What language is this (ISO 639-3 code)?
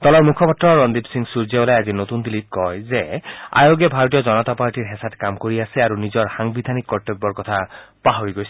asm